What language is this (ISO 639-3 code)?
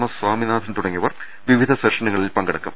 mal